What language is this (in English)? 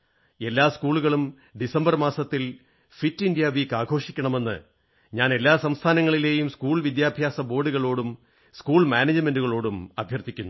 Malayalam